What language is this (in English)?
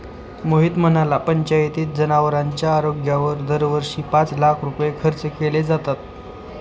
Marathi